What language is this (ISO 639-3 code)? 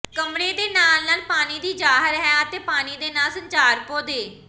pan